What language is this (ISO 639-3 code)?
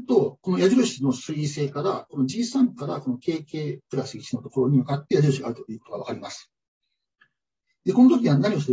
jpn